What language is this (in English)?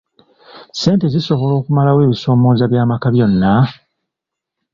Ganda